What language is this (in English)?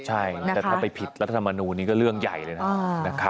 Thai